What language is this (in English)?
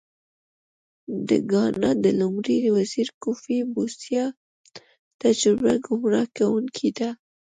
Pashto